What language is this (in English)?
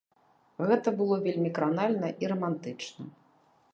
Belarusian